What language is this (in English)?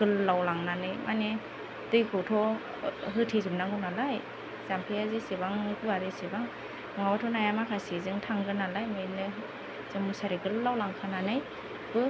Bodo